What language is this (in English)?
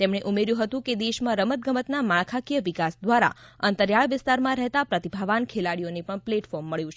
Gujarati